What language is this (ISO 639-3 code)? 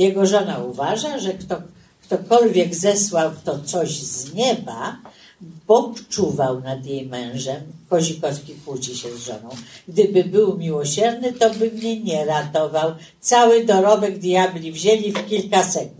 pol